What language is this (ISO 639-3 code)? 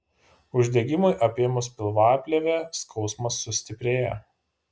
lit